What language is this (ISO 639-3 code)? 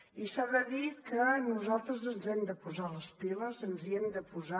cat